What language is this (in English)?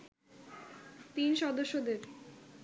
Bangla